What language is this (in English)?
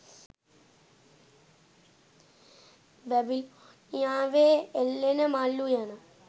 Sinhala